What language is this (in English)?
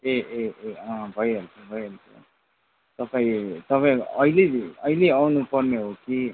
Nepali